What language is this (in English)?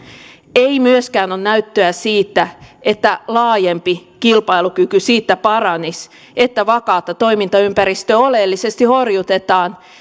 Finnish